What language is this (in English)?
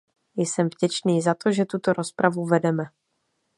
Czech